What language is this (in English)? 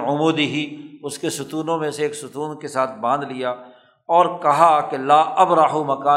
Urdu